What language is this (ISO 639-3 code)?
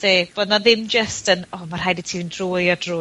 cym